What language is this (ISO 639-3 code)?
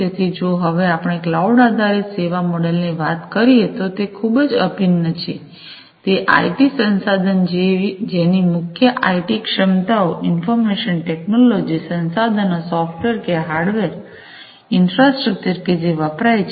guj